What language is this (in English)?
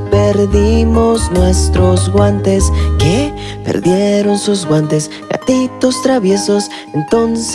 Spanish